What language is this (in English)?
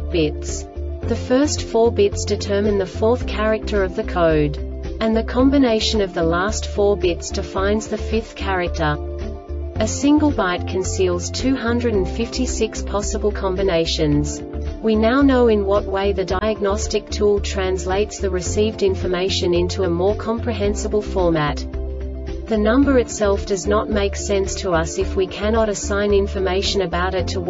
English